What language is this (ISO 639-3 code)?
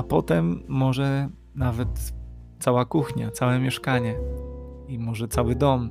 pol